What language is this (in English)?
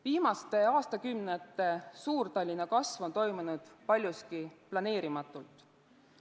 Estonian